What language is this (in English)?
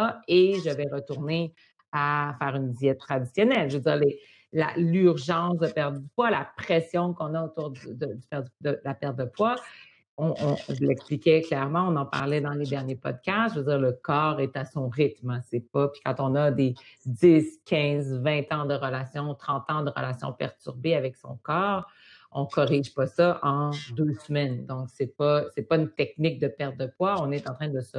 French